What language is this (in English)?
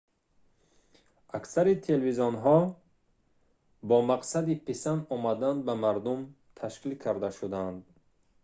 Tajik